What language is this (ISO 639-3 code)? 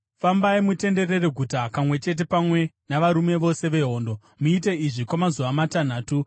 sna